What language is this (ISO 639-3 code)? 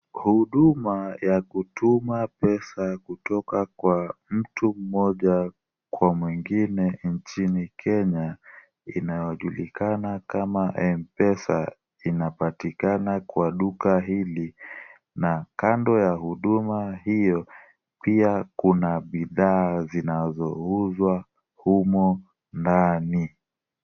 swa